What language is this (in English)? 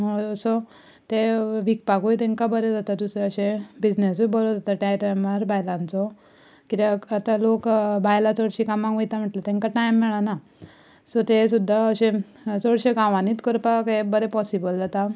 Konkani